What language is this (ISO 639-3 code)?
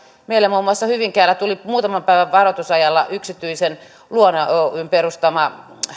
fin